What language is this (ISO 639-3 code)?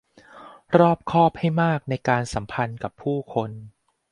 tha